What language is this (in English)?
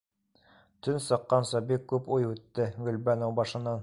Bashkir